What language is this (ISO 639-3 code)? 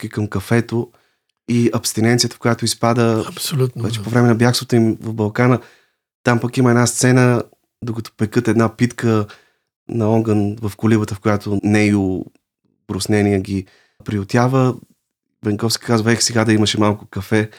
bul